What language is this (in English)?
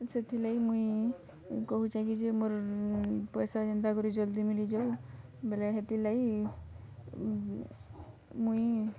Odia